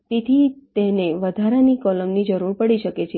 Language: Gujarati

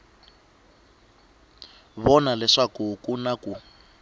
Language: Tsonga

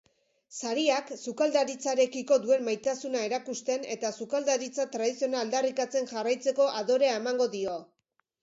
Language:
Basque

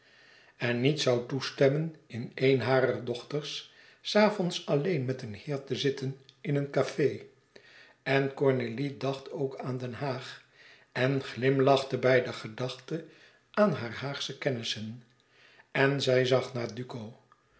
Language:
Dutch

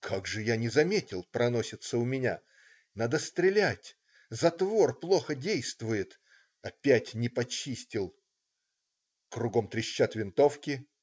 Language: Russian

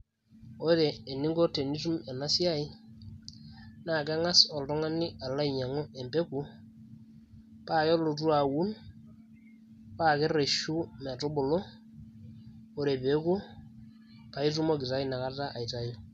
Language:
Masai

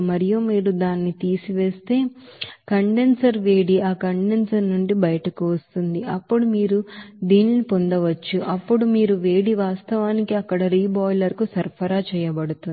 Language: Telugu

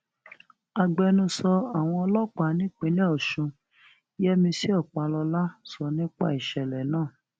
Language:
Yoruba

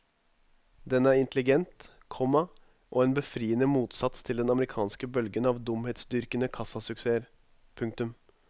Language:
Norwegian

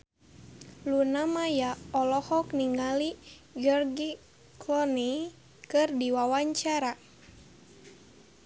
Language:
Sundanese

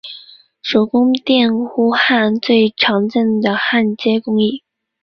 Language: Chinese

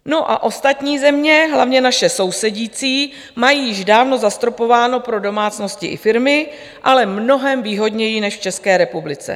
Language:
Czech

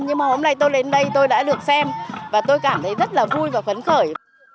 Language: Vietnamese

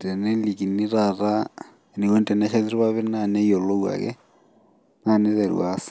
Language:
Masai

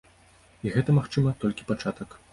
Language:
Belarusian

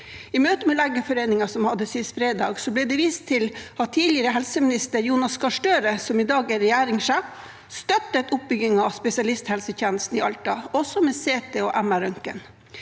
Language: Norwegian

